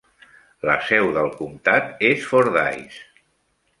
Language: Catalan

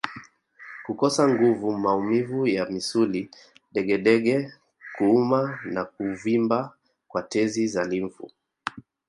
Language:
Swahili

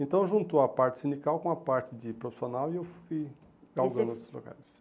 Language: Portuguese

